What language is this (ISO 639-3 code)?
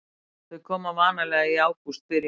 isl